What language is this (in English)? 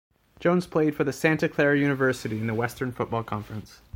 English